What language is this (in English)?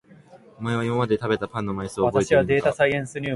Japanese